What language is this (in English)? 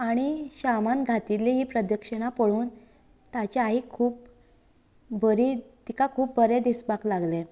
Konkani